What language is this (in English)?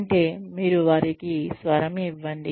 Telugu